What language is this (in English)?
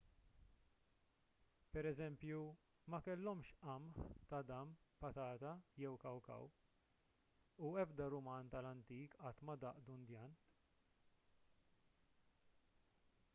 Maltese